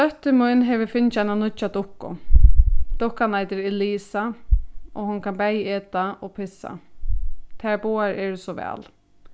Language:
Faroese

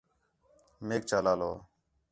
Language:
Khetrani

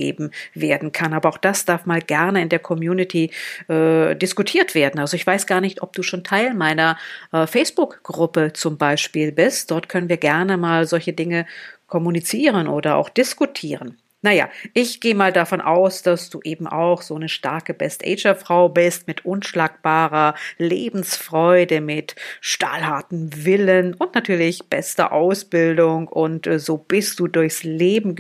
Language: German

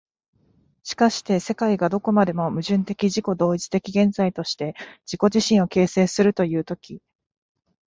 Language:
Japanese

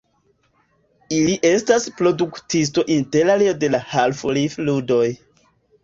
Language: Esperanto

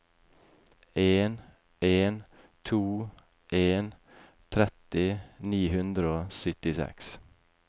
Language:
Norwegian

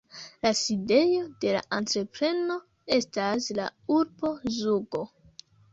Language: Esperanto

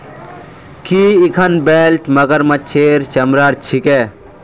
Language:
Magahi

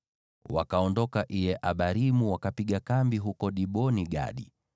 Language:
Swahili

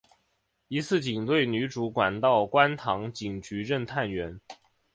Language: Chinese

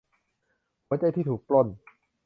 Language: Thai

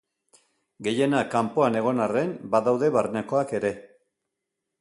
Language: Basque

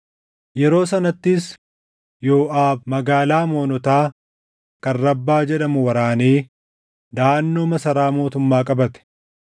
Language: Oromo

